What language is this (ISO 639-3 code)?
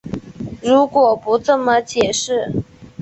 zho